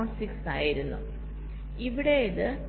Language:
Malayalam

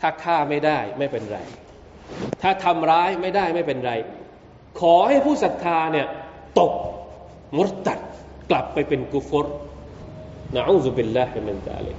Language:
Thai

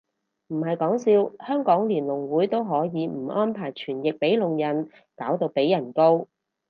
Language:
Cantonese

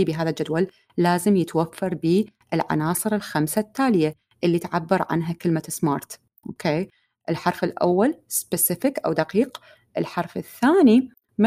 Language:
Arabic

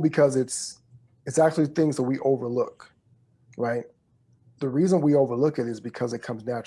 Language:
English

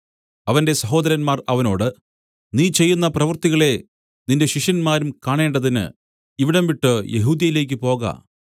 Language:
Malayalam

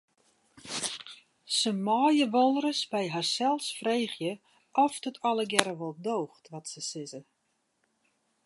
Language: Western Frisian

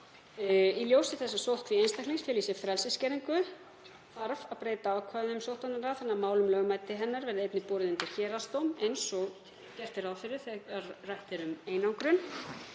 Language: Icelandic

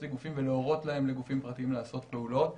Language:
Hebrew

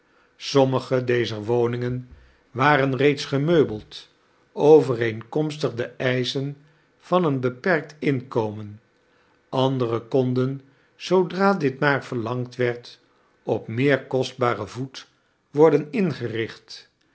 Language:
Dutch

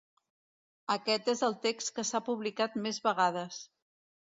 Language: Catalan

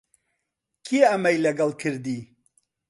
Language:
Central Kurdish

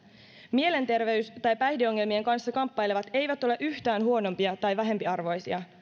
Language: Finnish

